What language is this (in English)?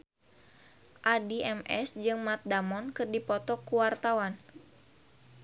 Sundanese